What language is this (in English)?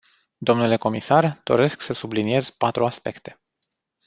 Romanian